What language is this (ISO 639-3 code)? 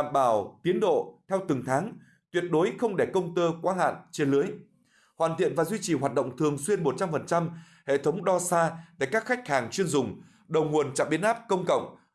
vie